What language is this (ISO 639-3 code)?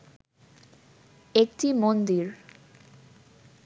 ben